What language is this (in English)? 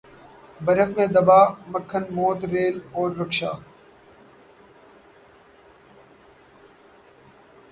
Urdu